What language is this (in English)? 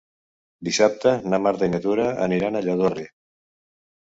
Catalan